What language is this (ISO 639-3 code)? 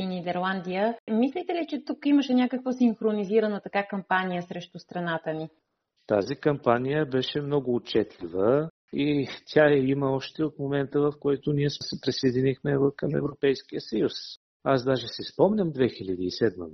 bul